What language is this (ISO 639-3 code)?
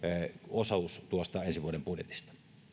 fin